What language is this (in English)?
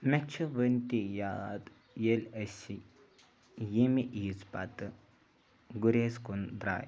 Kashmiri